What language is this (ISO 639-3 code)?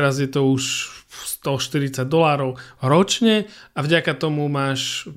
slk